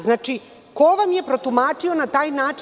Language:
Serbian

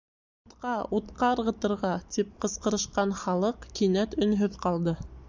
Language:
Bashkir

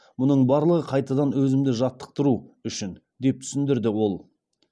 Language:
Kazakh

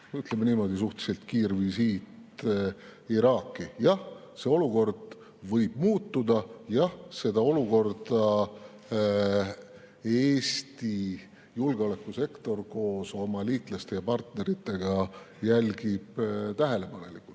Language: Estonian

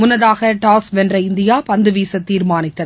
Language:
Tamil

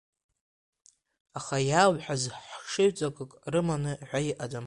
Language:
Abkhazian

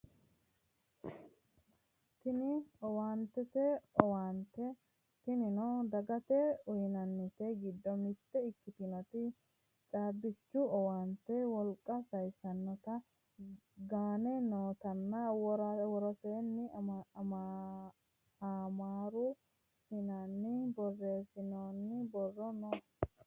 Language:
Sidamo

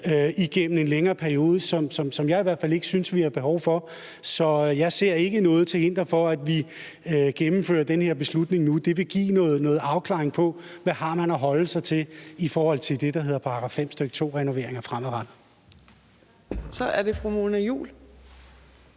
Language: Danish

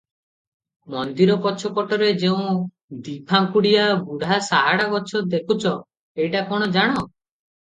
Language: Odia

